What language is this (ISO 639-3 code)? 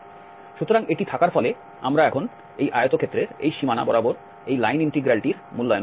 ben